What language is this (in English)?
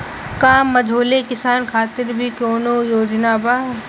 Bhojpuri